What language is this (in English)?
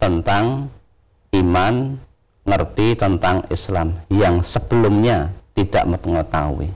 Indonesian